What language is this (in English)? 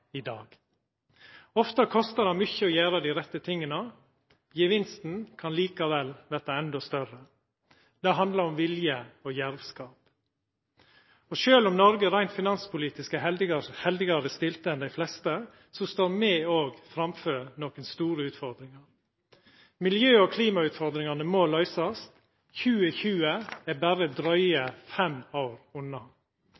Norwegian Nynorsk